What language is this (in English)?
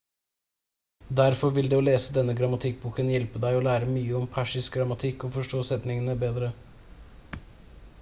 Norwegian Bokmål